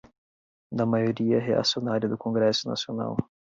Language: Portuguese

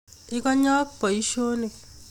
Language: Kalenjin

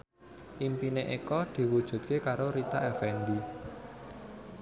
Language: Javanese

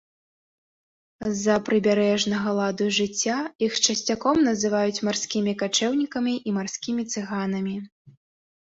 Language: Belarusian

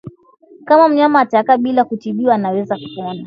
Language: Swahili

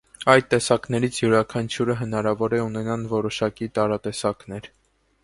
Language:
Armenian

